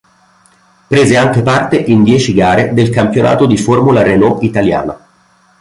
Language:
Italian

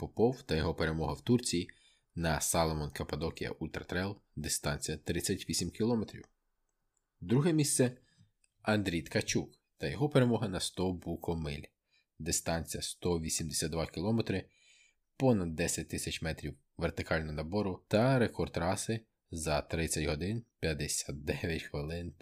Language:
Ukrainian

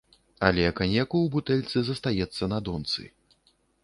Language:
Belarusian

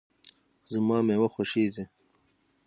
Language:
Pashto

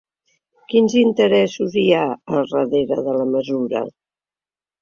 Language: Catalan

